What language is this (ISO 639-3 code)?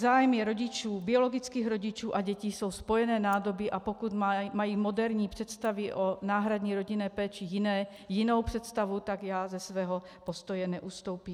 ces